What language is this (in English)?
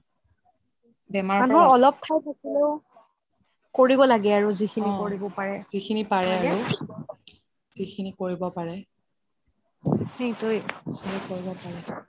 Assamese